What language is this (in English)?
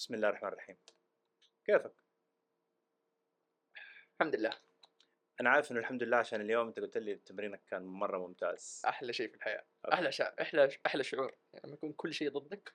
Arabic